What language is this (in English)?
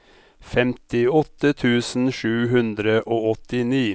Norwegian